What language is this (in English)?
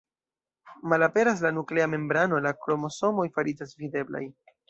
Esperanto